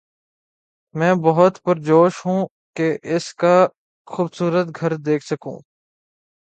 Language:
Urdu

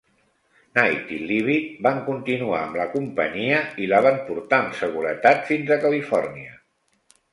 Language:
Catalan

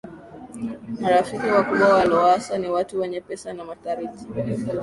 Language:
Swahili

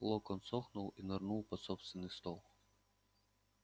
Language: Russian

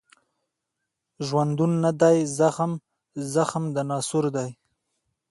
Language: Pashto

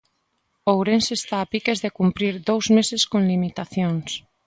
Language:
Galician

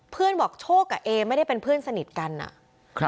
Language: Thai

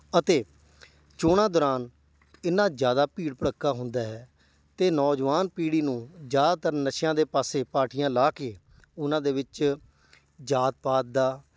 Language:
Punjabi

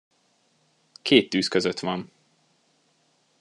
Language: Hungarian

